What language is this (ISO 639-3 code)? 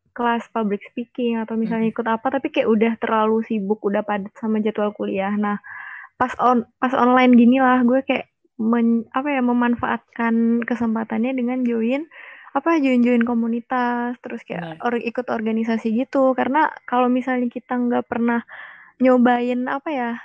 ind